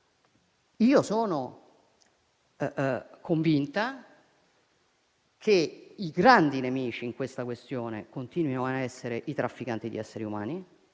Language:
Italian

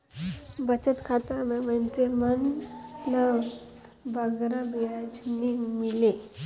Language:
Chhattisgarhi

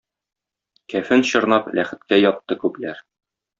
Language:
Tatar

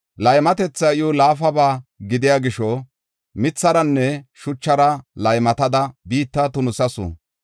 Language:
Gofa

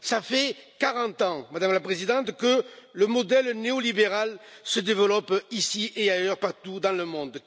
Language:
French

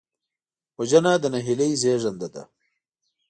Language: Pashto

